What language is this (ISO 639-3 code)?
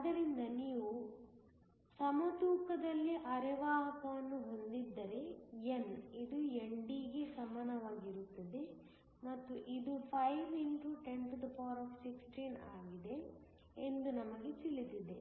kan